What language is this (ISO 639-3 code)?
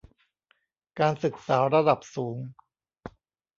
tha